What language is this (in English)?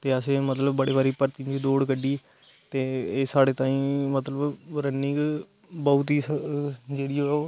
Dogri